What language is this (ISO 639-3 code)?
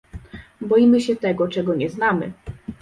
pol